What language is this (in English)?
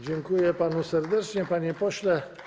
Polish